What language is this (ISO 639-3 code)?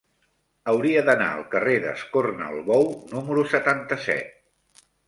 cat